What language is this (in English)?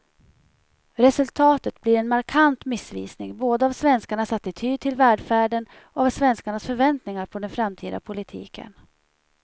Swedish